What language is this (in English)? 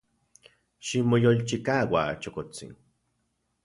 Central Puebla Nahuatl